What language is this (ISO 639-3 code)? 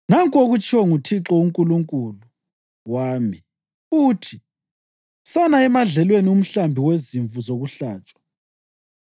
nde